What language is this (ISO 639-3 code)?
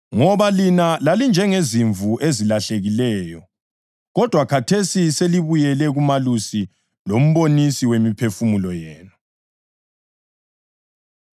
nde